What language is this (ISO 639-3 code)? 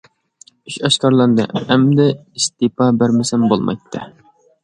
uig